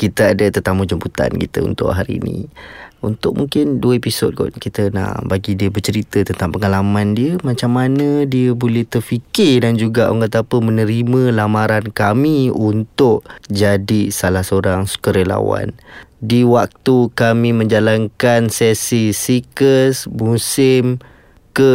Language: Malay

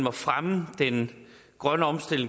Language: Danish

